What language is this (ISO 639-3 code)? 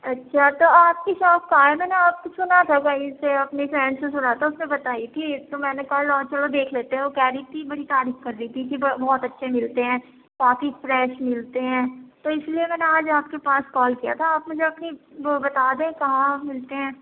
urd